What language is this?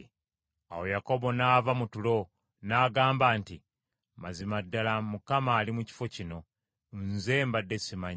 Ganda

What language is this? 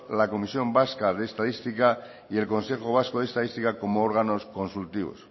Spanish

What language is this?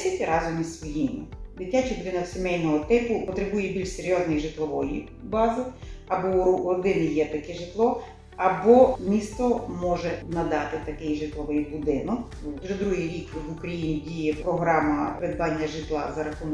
Ukrainian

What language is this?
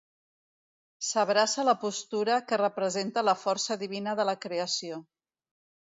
Catalan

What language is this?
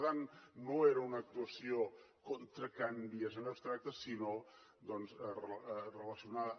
Catalan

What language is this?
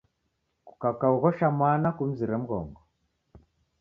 Taita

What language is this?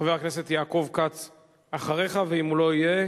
Hebrew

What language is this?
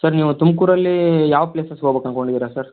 Kannada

